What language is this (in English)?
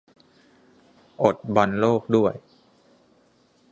Thai